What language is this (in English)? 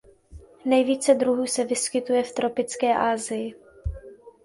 Czech